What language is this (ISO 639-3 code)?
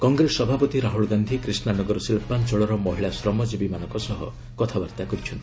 ori